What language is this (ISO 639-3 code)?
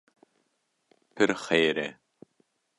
kur